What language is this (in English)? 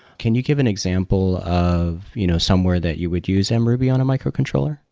English